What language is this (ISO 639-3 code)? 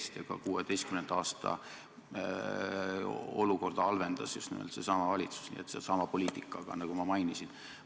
est